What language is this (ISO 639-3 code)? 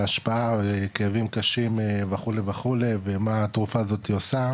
heb